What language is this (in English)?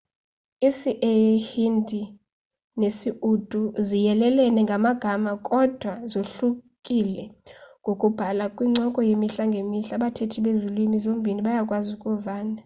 Xhosa